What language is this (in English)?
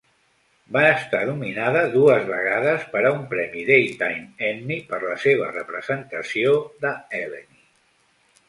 Catalan